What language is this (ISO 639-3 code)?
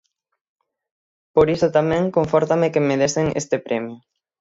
glg